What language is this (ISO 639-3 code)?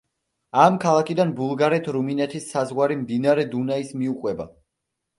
kat